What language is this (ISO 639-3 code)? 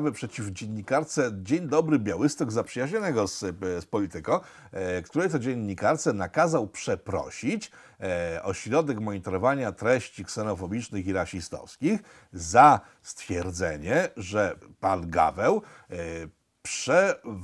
pol